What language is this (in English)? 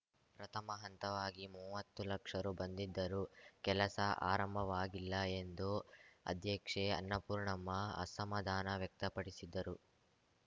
Kannada